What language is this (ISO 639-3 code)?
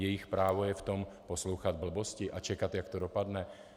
ces